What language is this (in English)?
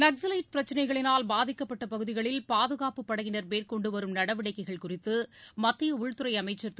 Tamil